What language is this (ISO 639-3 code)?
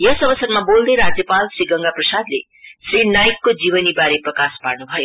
nep